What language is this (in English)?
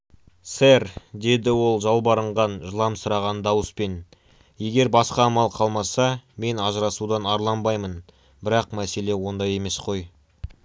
Kazakh